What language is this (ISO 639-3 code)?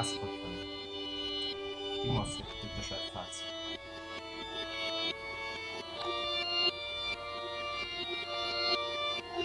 ita